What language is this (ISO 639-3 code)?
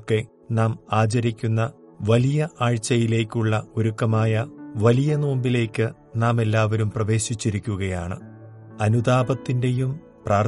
mal